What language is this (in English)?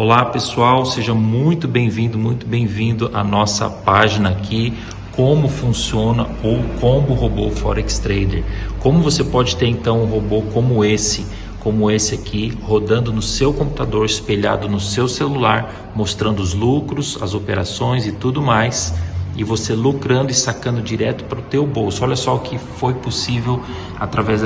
Portuguese